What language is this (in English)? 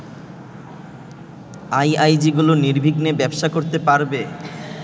Bangla